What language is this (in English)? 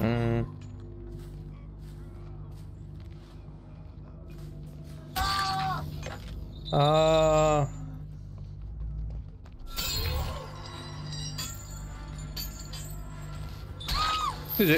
Italian